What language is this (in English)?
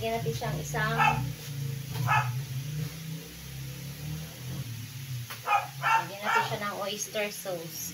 Filipino